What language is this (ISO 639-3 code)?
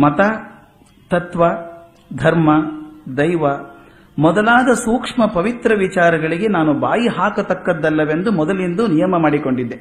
kan